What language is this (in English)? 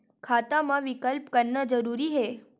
Chhattisgarhi